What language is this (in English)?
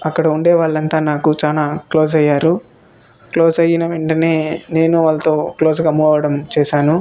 Telugu